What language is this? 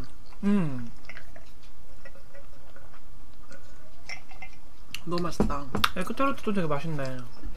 Korean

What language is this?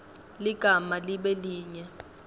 Swati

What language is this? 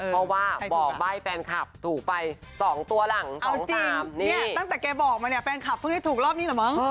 Thai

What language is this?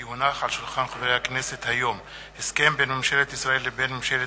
Hebrew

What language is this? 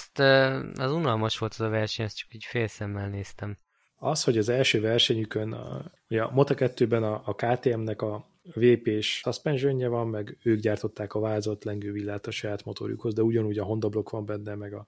Hungarian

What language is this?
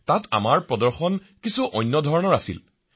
Assamese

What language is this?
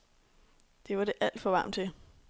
Danish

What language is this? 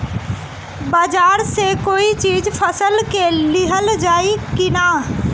Bhojpuri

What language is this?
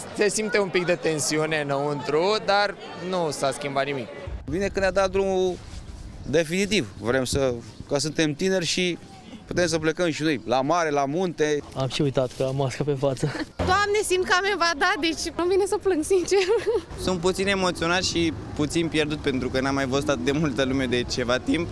Romanian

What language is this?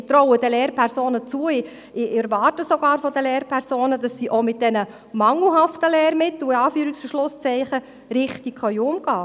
Swiss German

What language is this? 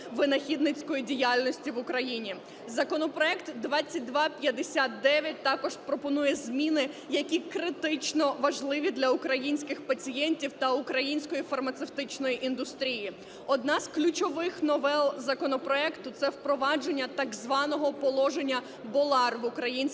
Ukrainian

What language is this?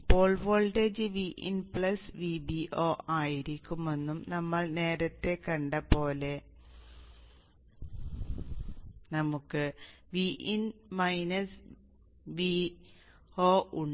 Malayalam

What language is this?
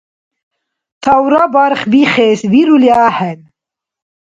Dargwa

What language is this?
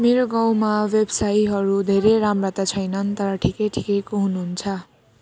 Nepali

